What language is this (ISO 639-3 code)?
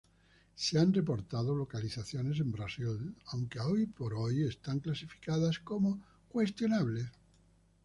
spa